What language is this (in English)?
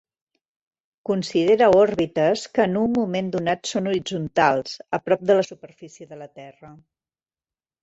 Catalan